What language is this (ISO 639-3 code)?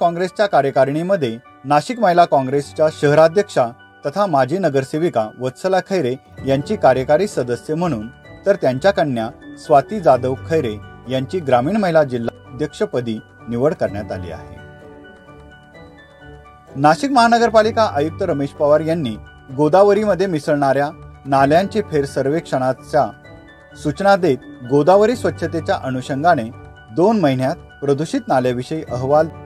mar